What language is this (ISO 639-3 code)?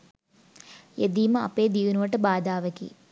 sin